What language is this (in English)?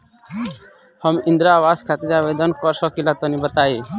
Bhojpuri